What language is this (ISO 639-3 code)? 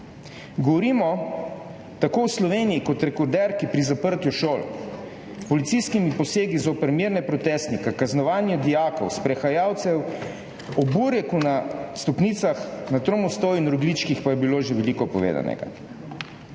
slv